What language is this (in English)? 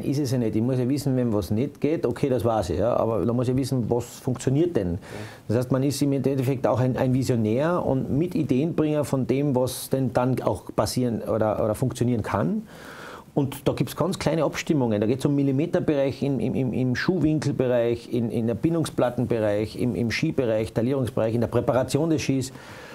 German